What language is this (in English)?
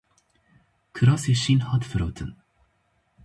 Kurdish